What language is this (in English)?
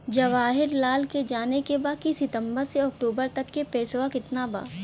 Bhojpuri